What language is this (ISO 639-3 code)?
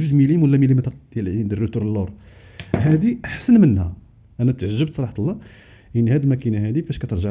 ara